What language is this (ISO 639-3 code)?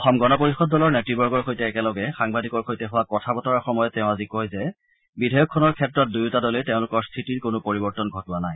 asm